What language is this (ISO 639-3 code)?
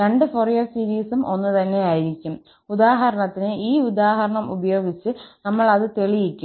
mal